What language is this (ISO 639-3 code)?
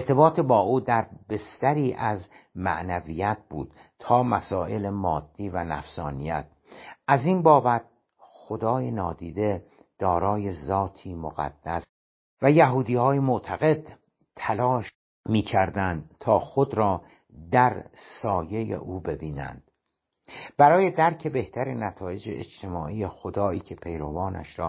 fas